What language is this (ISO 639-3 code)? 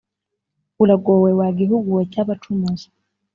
kin